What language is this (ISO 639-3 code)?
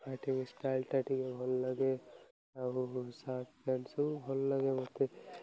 ori